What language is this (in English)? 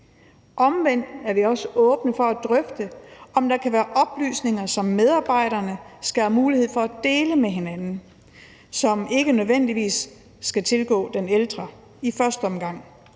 Danish